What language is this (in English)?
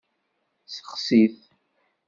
Kabyle